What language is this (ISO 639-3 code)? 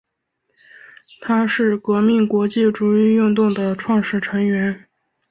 zho